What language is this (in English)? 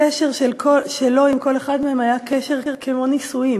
Hebrew